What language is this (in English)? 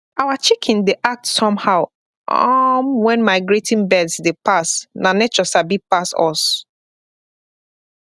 Nigerian Pidgin